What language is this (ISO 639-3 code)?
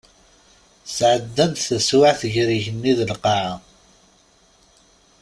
kab